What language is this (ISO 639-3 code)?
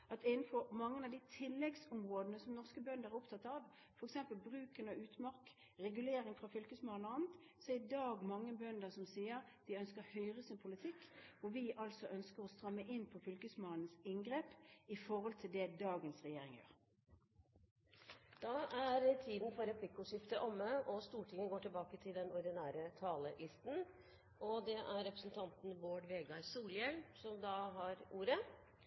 nor